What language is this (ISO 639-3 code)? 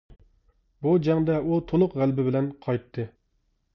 uig